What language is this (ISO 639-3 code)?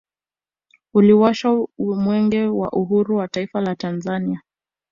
swa